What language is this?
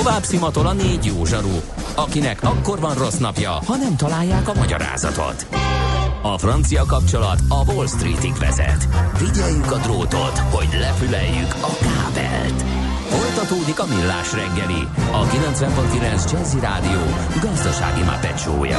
Hungarian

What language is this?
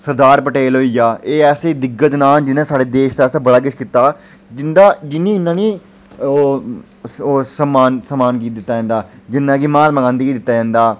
Dogri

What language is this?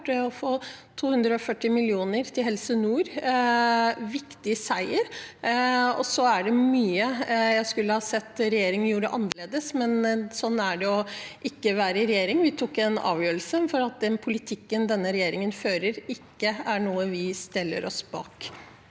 Norwegian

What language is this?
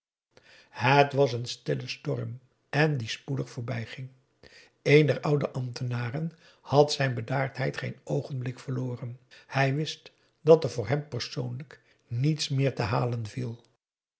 Dutch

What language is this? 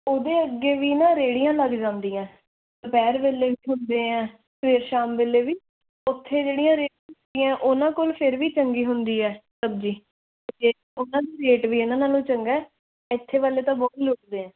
Punjabi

